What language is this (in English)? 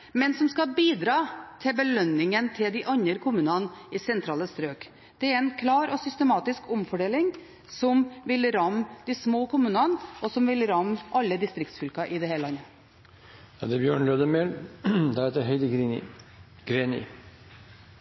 Norwegian